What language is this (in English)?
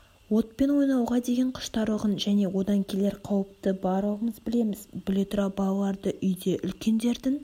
Kazakh